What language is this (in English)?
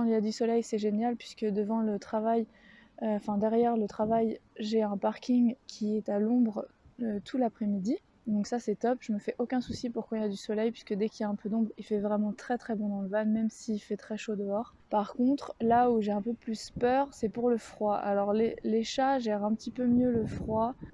French